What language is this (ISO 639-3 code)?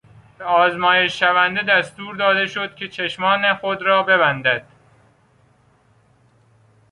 fas